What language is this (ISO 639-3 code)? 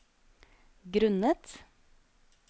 nor